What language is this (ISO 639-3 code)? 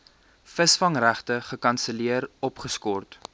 afr